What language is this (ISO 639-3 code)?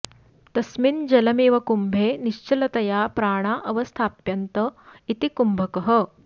san